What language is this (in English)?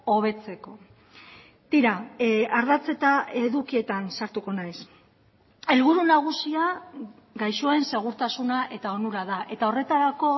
Basque